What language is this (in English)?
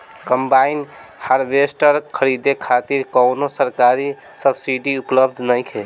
Bhojpuri